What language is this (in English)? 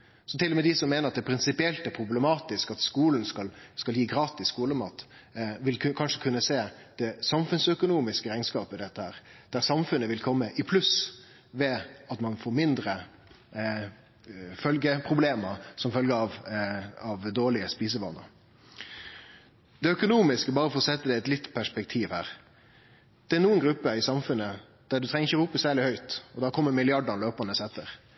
Norwegian Nynorsk